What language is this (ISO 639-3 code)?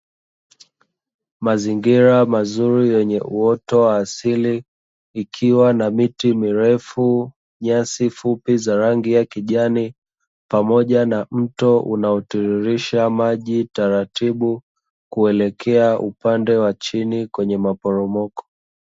swa